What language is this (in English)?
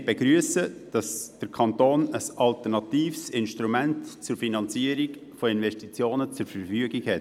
Swiss German